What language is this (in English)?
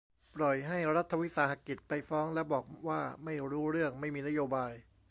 Thai